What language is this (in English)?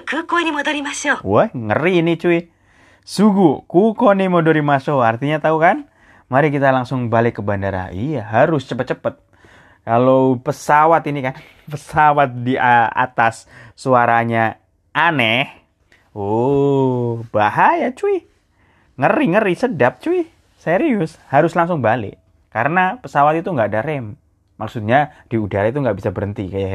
Indonesian